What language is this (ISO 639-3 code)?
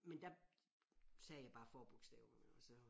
dan